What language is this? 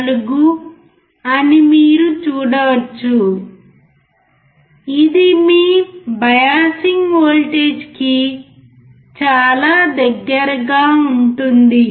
Telugu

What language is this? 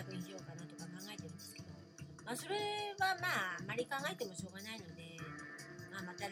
Japanese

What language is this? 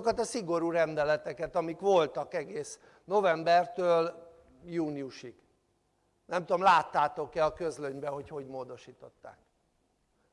Hungarian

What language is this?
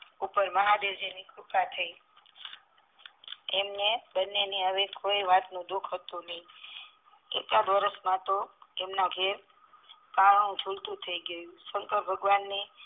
Gujarati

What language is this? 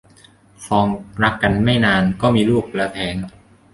Thai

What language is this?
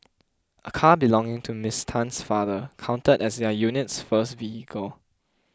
English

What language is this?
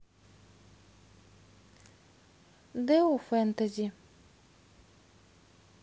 Russian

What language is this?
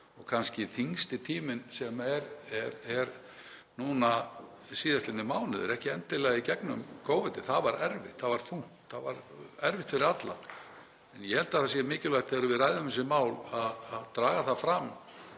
Icelandic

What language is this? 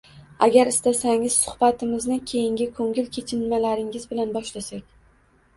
Uzbek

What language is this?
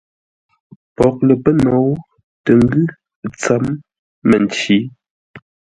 Ngombale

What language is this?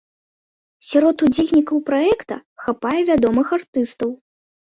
Belarusian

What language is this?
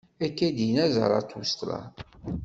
Kabyle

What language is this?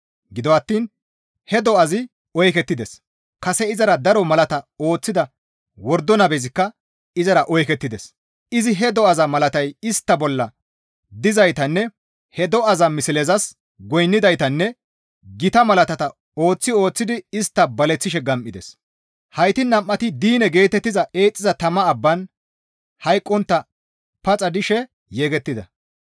Gamo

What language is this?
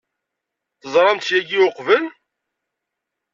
Kabyle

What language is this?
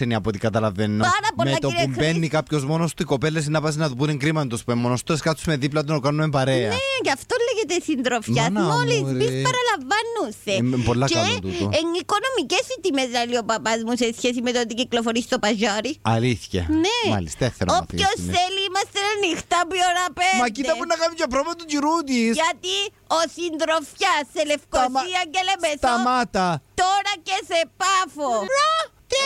Greek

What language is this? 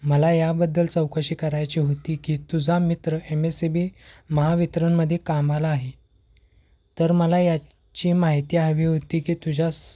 Marathi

